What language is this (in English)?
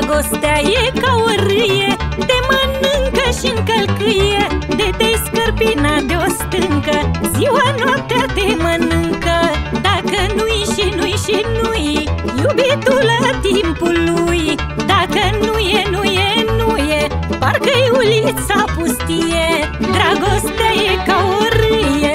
Romanian